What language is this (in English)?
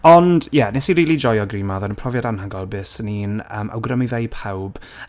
Welsh